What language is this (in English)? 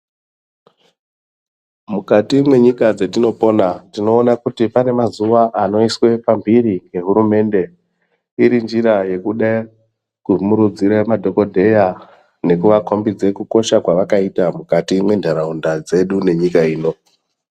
Ndau